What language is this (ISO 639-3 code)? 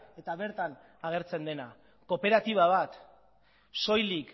eus